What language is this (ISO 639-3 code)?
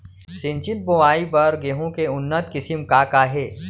hne